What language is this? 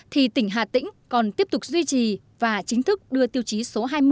Vietnamese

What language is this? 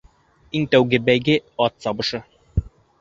Bashkir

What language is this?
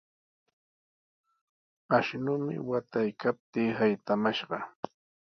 Sihuas Ancash Quechua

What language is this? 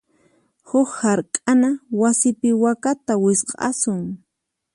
Puno Quechua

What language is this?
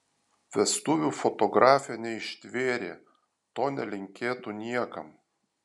Lithuanian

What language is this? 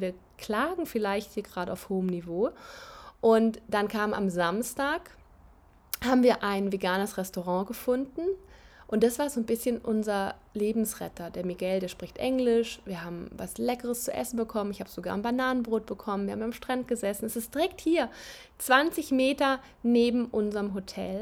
German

